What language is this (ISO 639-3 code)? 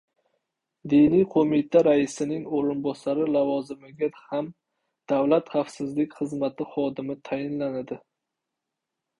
uzb